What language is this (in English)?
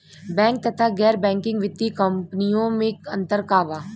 Bhojpuri